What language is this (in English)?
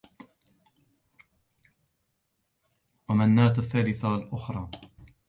Arabic